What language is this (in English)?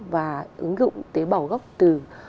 Vietnamese